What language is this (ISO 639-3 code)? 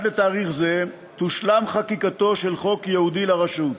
heb